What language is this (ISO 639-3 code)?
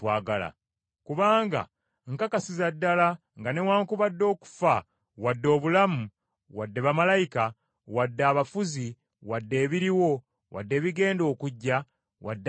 lug